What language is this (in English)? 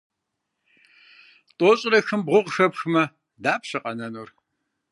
Kabardian